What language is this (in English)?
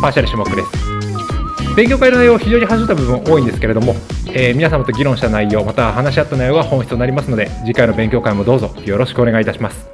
Japanese